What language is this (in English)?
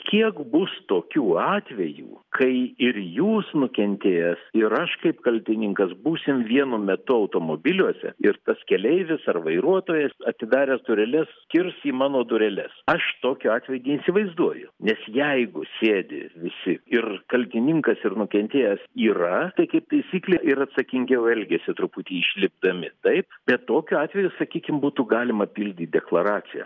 Lithuanian